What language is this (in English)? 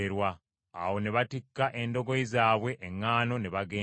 Ganda